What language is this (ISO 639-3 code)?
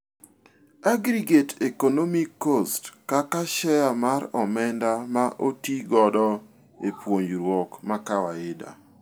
luo